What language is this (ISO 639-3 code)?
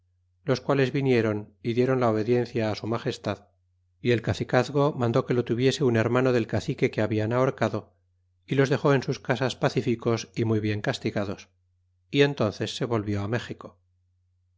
spa